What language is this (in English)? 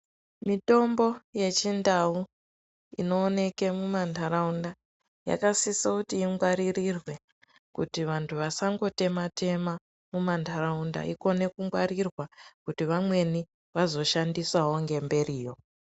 Ndau